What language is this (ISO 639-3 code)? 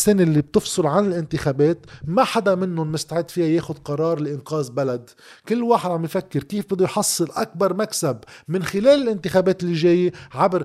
ara